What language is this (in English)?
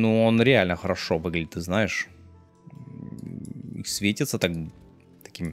Russian